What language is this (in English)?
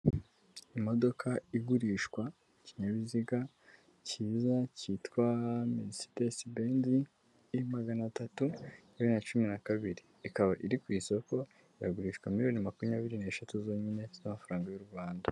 Kinyarwanda